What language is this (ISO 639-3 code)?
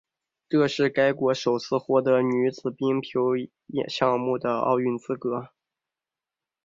zho